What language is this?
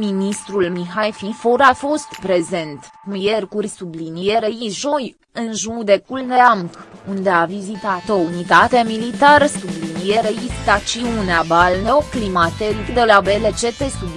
Romanian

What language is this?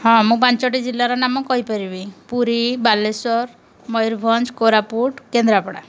Odia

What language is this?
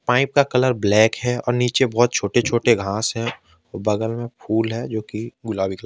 Hindi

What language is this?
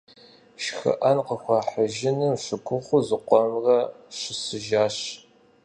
Kabardian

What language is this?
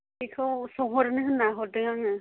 Bodo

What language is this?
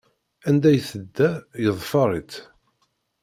Kabyle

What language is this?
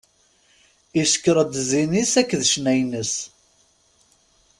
Kabyle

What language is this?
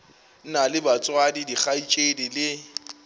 Northern Sotho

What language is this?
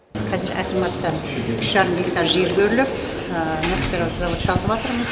Kazakh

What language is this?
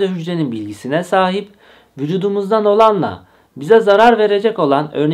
Turkish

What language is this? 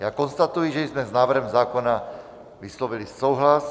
Czech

